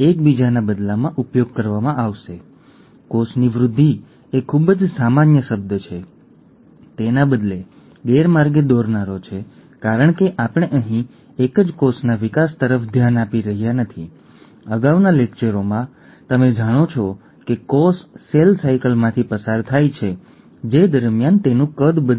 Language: Gujarati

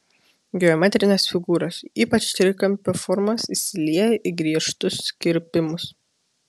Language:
Lithuanian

